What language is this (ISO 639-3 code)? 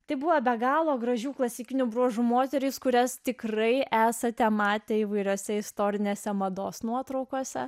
lit